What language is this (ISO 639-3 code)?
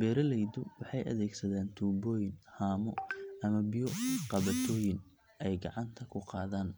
som